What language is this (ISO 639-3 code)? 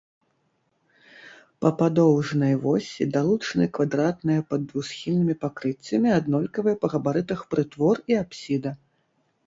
bel